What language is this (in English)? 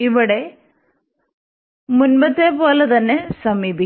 Malayalam